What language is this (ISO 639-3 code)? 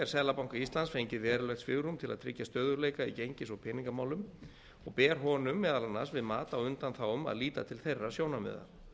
isl